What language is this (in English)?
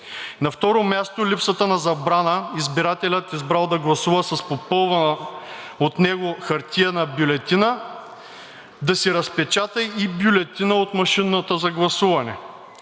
Bulgarian